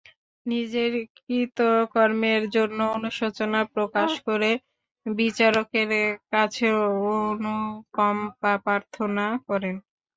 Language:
Bangla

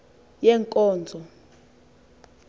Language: Xhosa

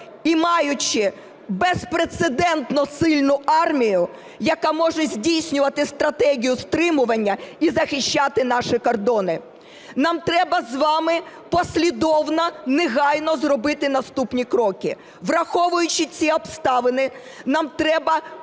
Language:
Ukrainian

